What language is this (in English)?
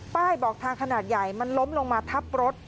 Thai